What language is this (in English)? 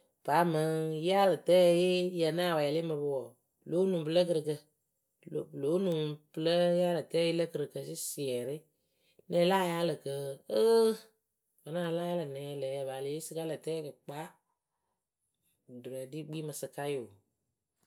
Akebu